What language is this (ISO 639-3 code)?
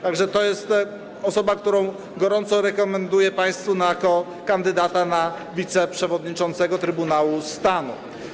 pol